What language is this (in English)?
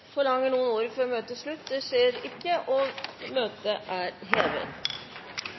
Norwegian Bokmål